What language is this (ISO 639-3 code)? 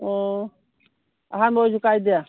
mni